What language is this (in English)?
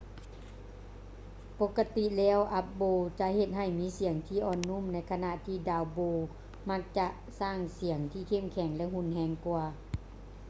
Lao